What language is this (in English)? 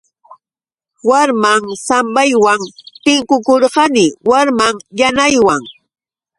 Yauyos Quechua